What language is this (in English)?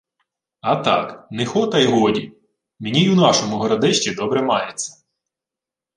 Ukrainian